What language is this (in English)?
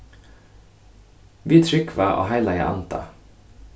Faroese